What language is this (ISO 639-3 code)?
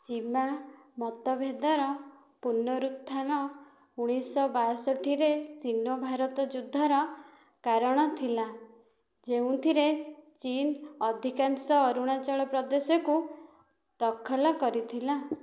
ori